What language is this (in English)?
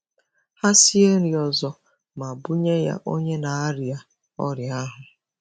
Igbo